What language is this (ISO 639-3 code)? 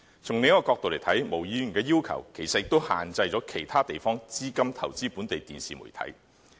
yue